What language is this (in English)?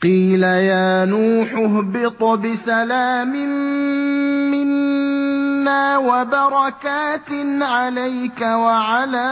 Arabic